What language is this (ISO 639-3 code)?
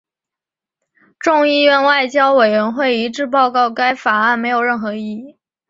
zho